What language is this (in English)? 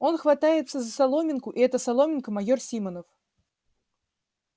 Russian